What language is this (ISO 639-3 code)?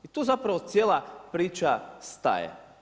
hrv